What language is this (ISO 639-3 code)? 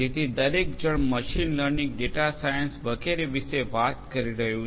guj